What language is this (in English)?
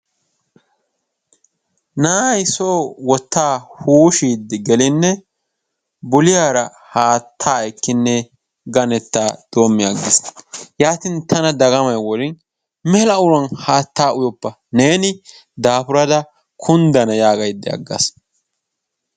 Wolaytta